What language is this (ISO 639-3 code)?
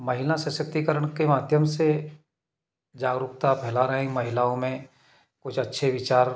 hin